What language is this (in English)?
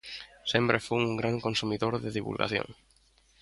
Galician